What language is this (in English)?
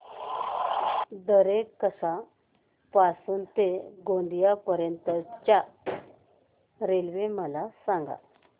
Marathi